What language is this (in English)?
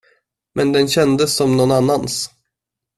Swedish